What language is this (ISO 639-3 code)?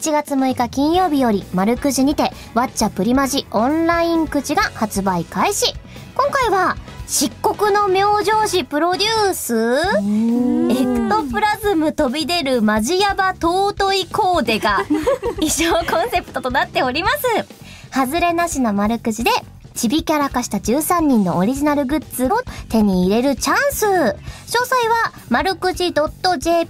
jpn